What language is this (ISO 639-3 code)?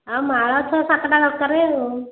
ori